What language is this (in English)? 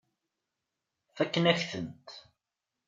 Kabyle